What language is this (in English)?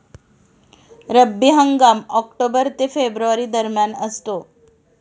Marathi